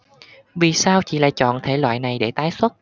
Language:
Vietnamese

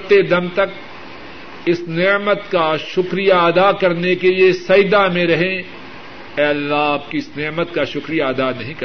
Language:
Urdu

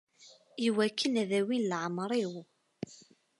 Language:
Kabyle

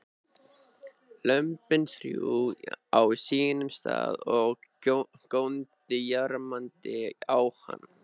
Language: Icelandic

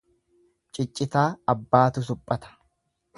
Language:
Oromo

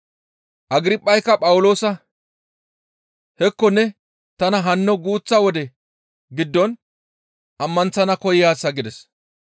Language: Gamo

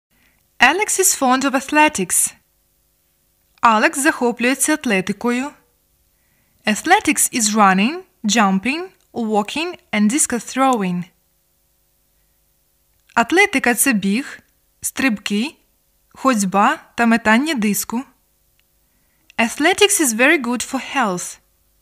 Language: Ukrainian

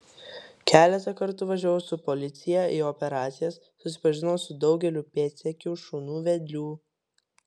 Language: Lithuanian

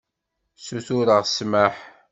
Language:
Kabyle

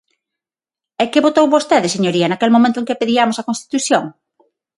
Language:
Galician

